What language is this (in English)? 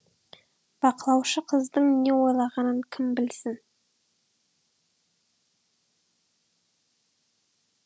Kazakh